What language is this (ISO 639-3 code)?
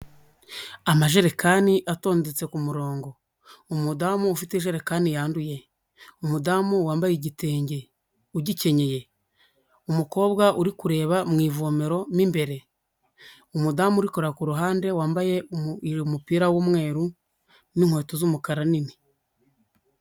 kin